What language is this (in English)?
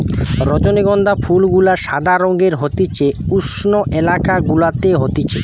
Bangla